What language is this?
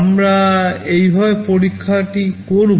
Bangla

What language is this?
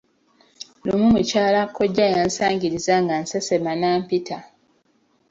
Ganda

